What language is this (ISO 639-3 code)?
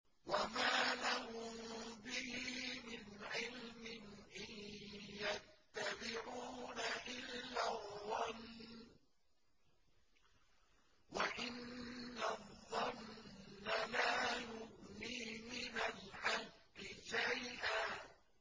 ara